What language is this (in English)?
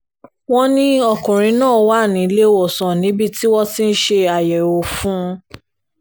Yoruba